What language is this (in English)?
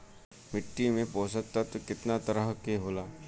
Bhojpuri